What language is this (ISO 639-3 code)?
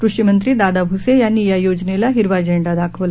mar